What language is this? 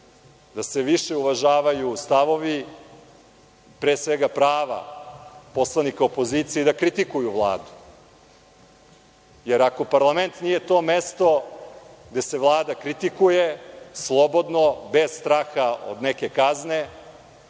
Serbian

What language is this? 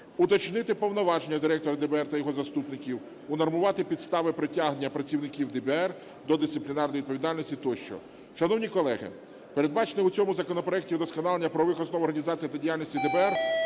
Ukrainian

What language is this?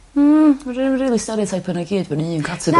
Welsh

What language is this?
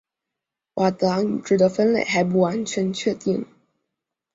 Chinese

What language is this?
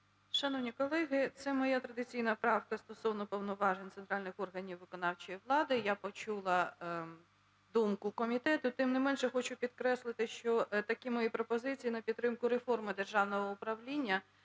Ukrainian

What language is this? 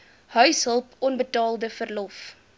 Afrikaans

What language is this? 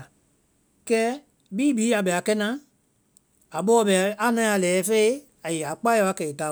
Vai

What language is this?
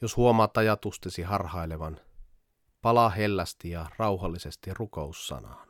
Finnish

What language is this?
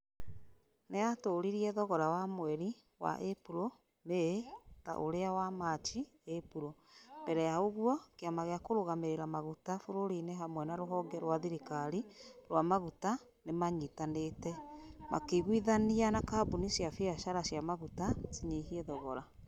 Kikuyu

